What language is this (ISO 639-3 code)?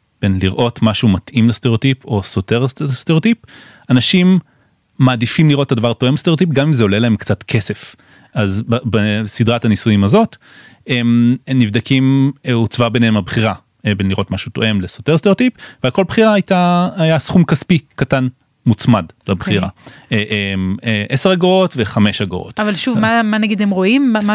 heb